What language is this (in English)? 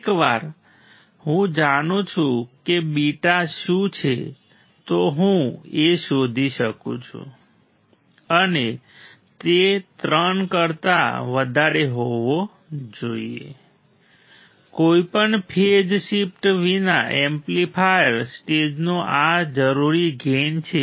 Gujarati